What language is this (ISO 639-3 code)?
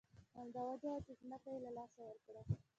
pus